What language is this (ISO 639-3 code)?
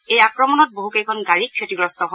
asm